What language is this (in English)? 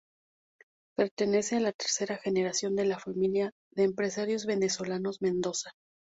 Spanish